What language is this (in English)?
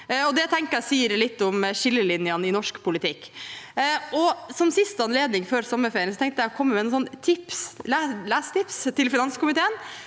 Norwegian